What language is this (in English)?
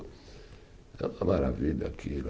Portuguese